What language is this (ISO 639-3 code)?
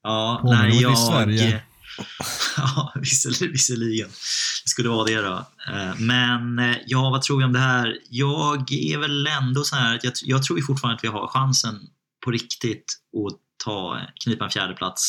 swe